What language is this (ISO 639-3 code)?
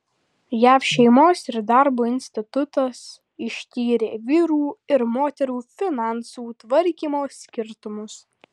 lit